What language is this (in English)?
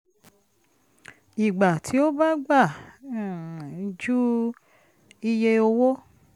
Yoruba